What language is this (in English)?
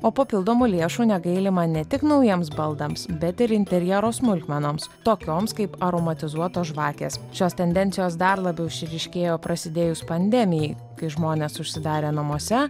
Lithuanian